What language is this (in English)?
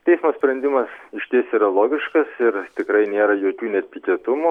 Lithuanian